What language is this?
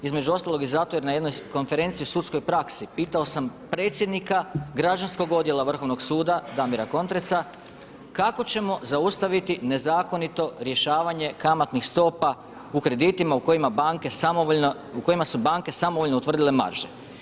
Croatian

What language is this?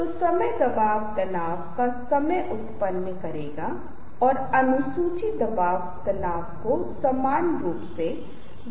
Hindi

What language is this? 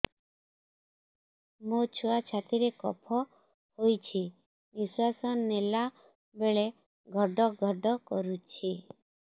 Odia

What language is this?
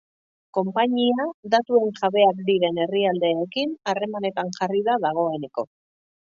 Basque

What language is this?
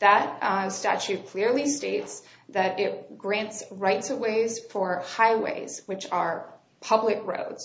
English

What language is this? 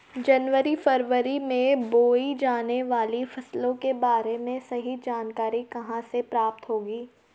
Hindi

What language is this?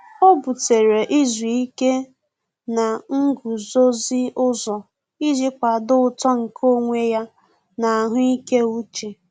Igbo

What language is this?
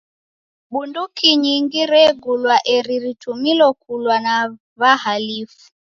Taita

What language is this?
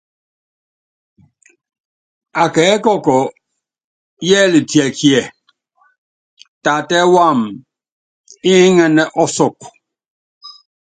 Yangben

